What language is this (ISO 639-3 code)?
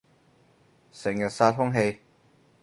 yue